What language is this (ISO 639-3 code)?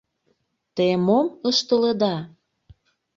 chm